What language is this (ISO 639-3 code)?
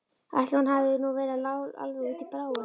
isl